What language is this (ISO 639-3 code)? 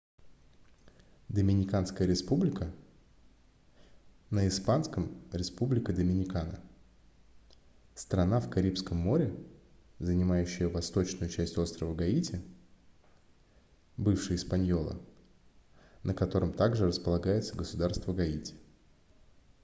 rus